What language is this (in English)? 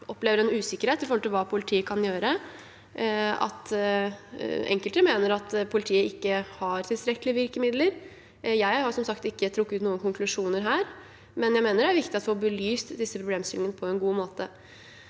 Norwegian